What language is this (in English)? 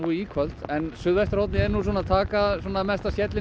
Icelandic